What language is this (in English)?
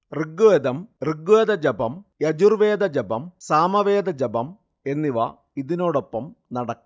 Malayalam